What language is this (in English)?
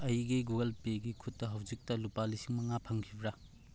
Manipuri